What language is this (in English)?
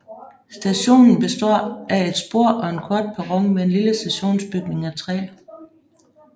Danish